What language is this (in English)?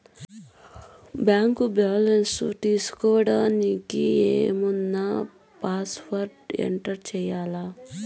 Telugu